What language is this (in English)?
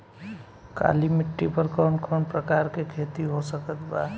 Bhojpuri